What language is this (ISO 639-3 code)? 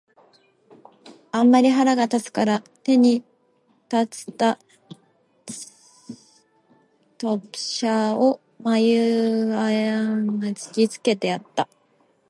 jpn